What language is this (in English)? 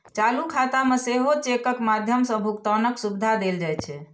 Maithili